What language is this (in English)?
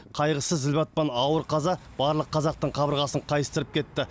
Kazakh